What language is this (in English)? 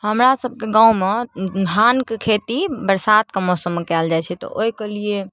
Maithili